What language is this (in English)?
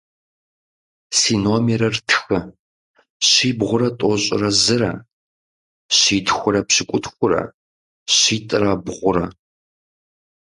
Kabardian